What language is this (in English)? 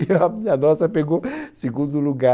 Portuguese